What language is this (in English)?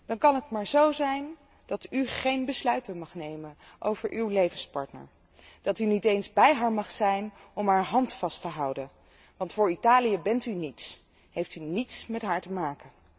Dutch